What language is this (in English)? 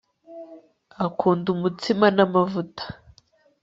Kinyarwanda